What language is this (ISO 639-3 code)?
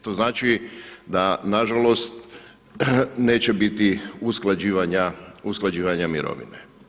hrv